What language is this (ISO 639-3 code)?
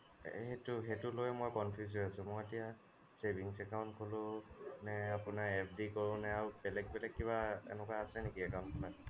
asm